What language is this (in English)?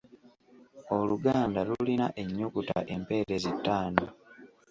Ganda